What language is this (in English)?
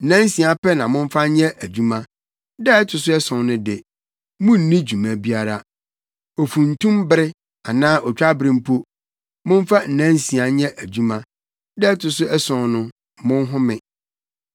Akan